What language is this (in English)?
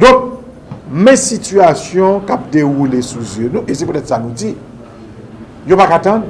French